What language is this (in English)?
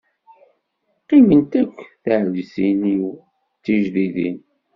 Kabyle